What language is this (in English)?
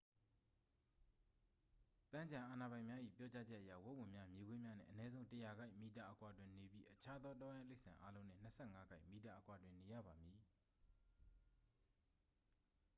Burmese